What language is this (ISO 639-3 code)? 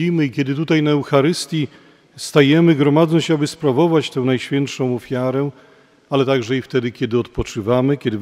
pol